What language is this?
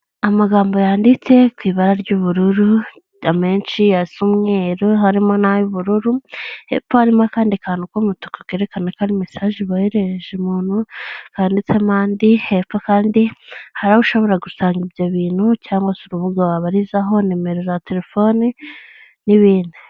Kinyarwanda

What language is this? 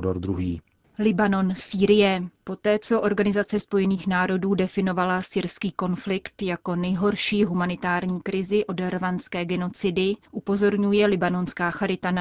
Czech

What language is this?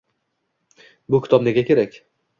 Uzbek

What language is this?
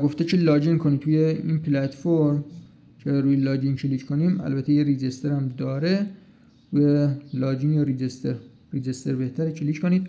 Persian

